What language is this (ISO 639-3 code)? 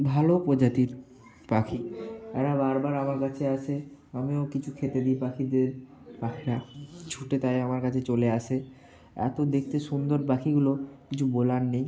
ben